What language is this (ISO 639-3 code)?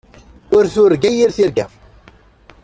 kab